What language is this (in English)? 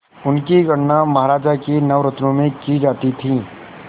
Hindi